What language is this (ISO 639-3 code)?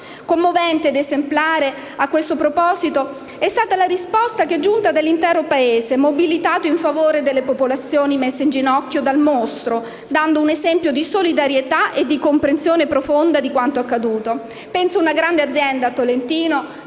ita